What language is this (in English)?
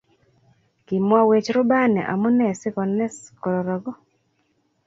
Kalenjin